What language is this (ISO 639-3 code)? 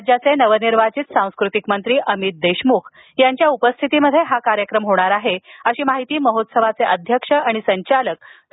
mar